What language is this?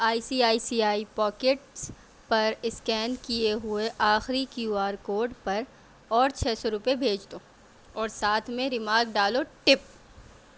Urdu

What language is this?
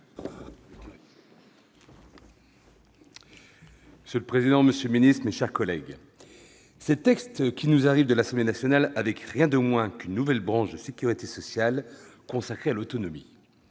French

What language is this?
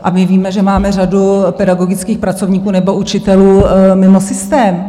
Czech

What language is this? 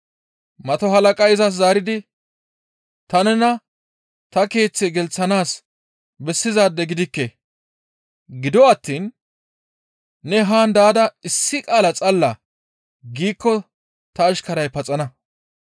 Gamo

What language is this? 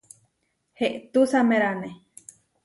Huarijio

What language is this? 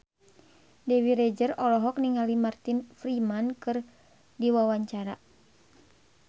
Sundanese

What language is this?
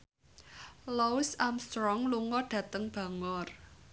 Javanese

